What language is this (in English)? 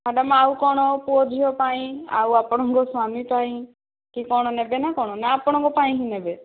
Odia